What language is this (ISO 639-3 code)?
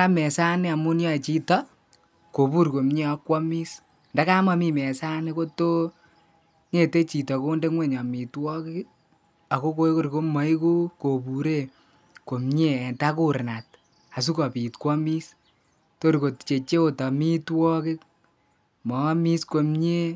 kln